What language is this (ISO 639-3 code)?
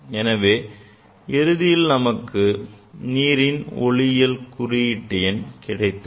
tam